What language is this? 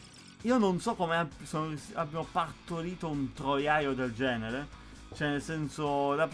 Italian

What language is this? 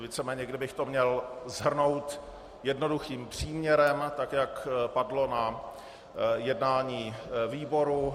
Czech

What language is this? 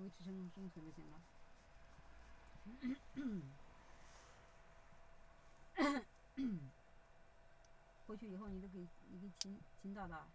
Chinese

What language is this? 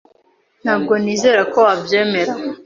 Kinyarwanda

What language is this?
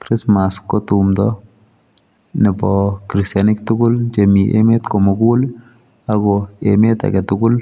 Kalenjin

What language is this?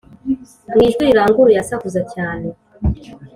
Kinyarwanda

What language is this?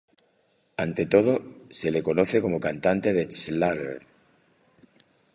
Spanish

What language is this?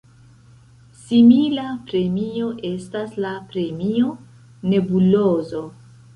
Esperanto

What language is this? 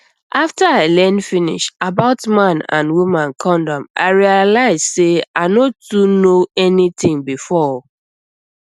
Nigerian Pidgin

